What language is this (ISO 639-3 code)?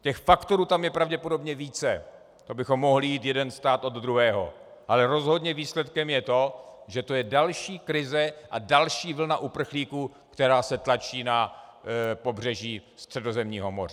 ces